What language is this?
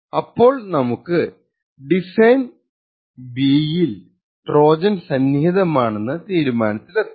Malayalam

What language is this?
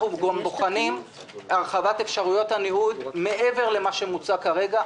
Hebrew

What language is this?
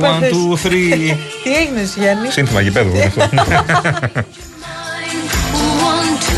Greek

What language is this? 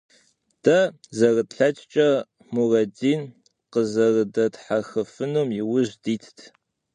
Kabardian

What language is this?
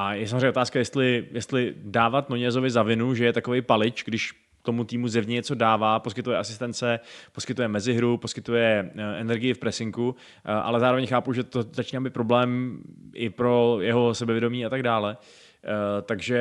Czech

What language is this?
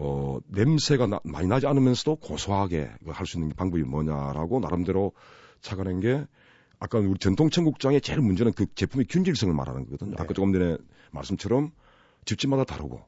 Korean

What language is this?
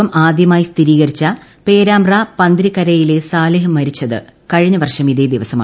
Malayalam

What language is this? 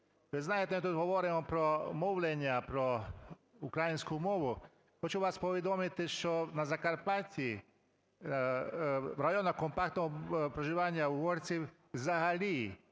Ukrainian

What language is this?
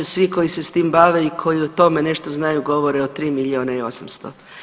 Croatian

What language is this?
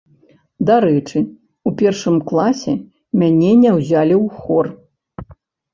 Belarusian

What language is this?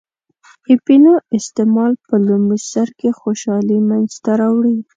Pashto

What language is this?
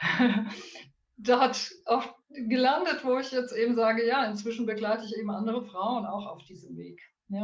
German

